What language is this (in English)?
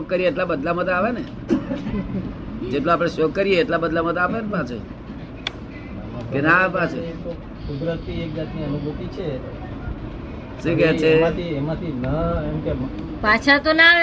Gujarati